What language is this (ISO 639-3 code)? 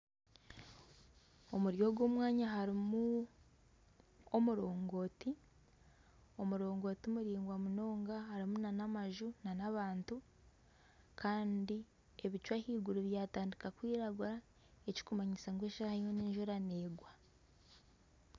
nyn